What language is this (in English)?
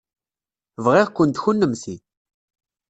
Kabyle